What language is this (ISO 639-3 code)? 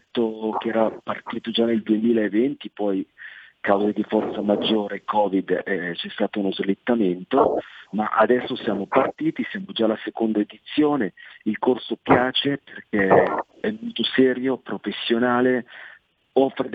ita